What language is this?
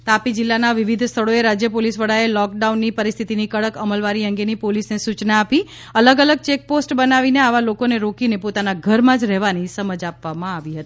Gujarati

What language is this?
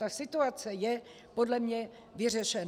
Czech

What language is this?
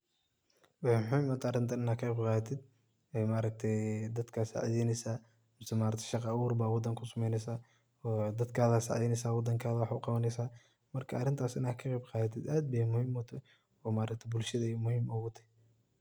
Somali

